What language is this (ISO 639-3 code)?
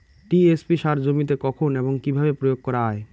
ben